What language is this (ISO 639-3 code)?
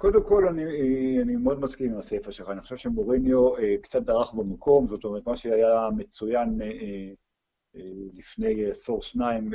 heb